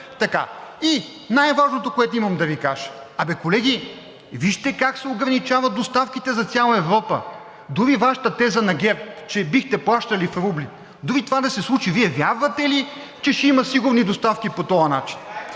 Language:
Bulgarian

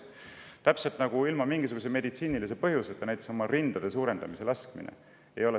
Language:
Estonian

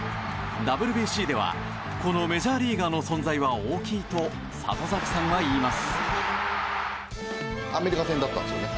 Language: Japanese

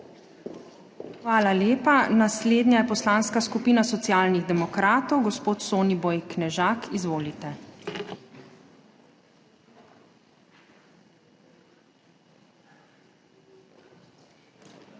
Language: Slovenian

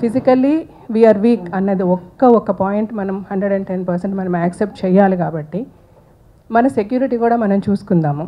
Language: Telugu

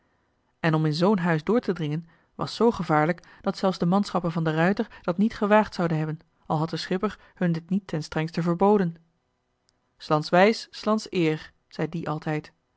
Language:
Dutch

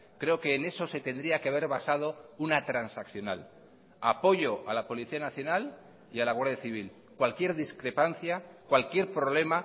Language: Spanish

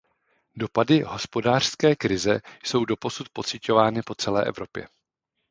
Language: Czech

